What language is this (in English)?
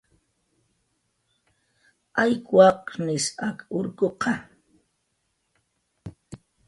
Jaqaru